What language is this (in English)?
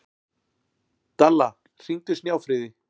Icelandic